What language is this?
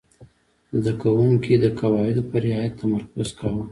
Pashto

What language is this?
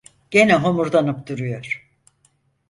Turkish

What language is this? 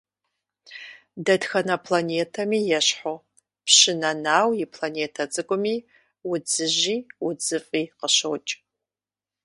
Kabardian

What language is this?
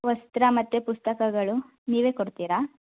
Kannada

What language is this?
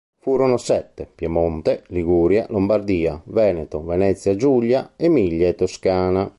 Italian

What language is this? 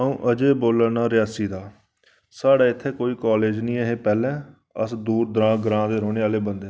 Dogri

